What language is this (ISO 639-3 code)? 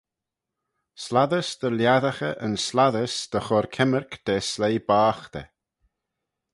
glv